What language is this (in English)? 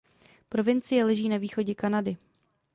Czech